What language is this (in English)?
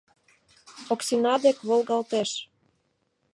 Mari